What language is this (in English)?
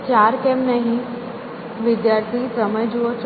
Gujarati